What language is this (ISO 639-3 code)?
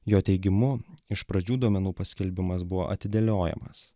lit